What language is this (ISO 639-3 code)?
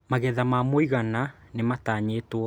kik